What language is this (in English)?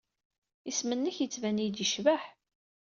Kabyle